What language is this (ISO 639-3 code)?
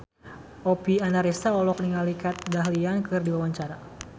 sun